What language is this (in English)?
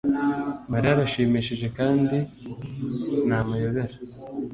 Kinyarwanda